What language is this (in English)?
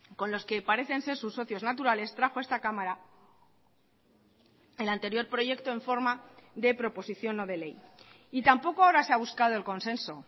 Spanish